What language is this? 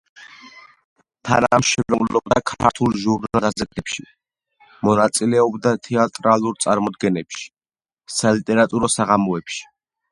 Georgian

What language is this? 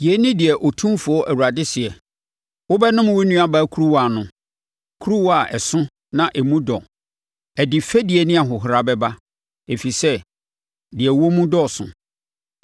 Akan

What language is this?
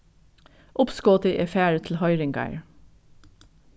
Faroese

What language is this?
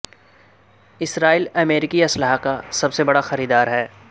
Urdu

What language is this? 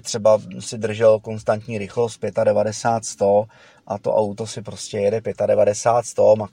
Czech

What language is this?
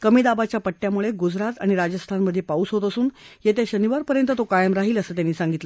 Marathi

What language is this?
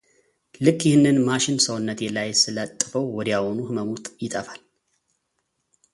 Amharic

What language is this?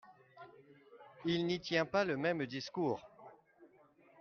French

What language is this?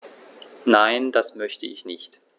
German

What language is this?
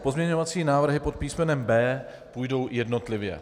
Czech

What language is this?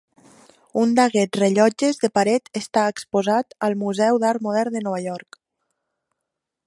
Catalan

